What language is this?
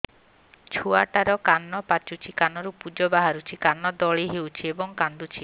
Odia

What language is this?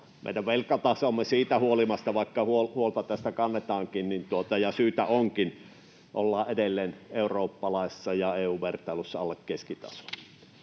Finnish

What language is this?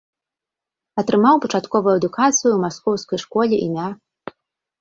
Belarusian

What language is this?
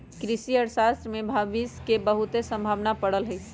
Magahi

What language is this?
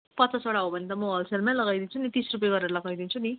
Nepali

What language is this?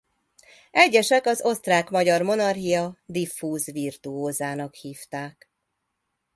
Hungarian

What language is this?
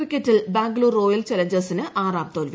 Malayalam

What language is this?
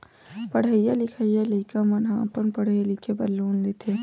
Chhattisgarhi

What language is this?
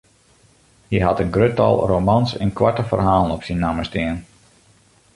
Western Frisian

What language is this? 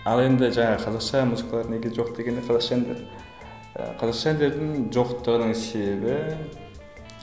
Kazakh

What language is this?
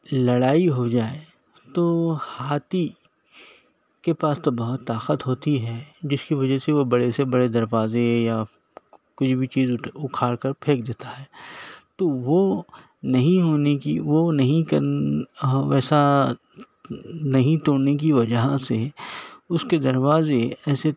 Urdu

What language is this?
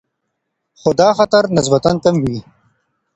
Pashto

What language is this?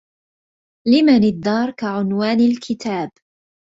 Arabic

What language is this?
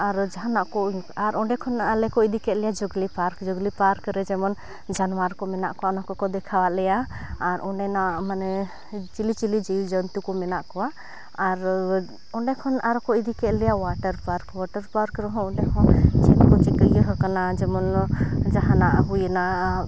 Santali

